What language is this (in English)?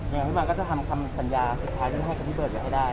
Thai